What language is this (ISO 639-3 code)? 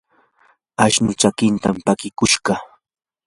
qur